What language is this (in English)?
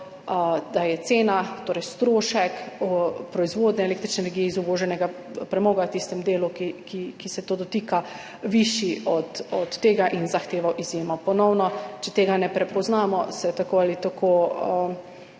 Slovenian